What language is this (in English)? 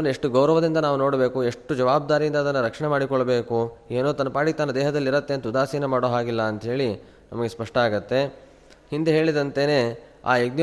Kannada